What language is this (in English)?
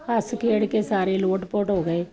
Punjabi